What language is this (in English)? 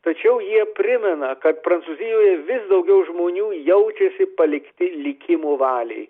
Lithuanian